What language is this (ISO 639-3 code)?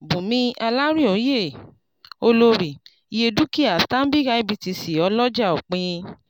yor